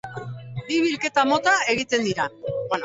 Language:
Basque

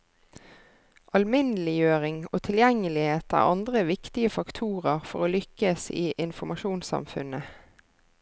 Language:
Norwegian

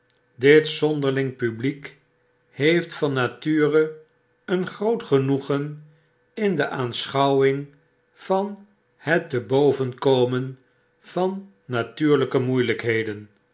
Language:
Dutch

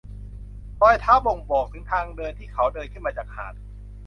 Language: Thai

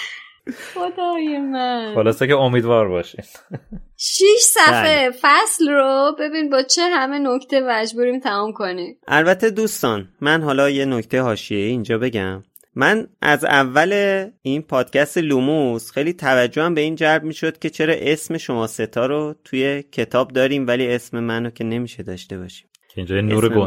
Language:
Persian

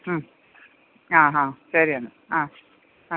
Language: Malayalam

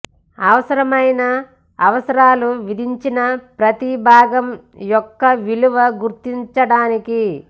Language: Telugu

